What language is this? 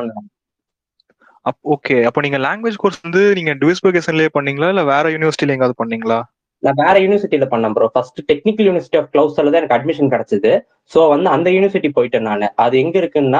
Tamil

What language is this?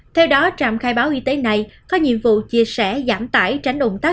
Vietnamese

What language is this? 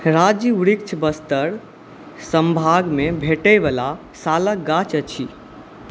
Maithili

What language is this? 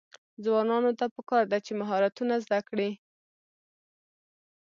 Pashto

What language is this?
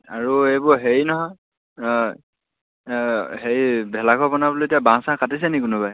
Assamese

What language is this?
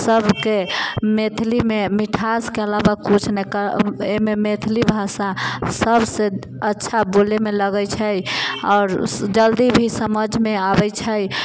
Maithili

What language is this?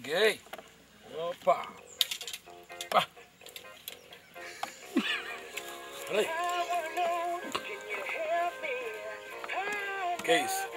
Portuguese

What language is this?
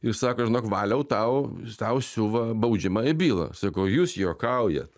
Lithuanian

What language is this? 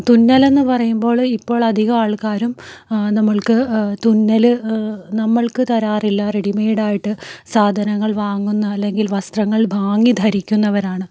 Malayalam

